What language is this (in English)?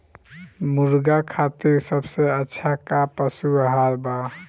Bhojpuri